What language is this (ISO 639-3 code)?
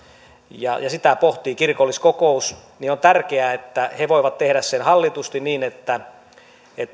fin